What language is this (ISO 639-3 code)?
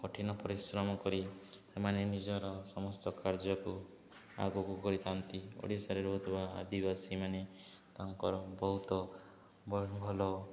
ori